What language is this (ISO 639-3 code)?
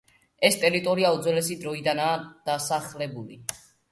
kat